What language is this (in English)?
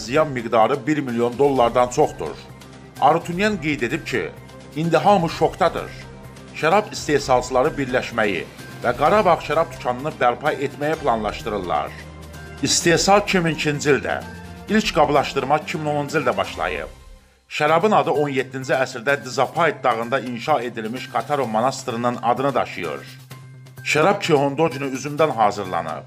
Turkish